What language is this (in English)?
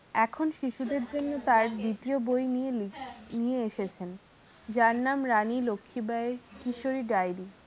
Bangla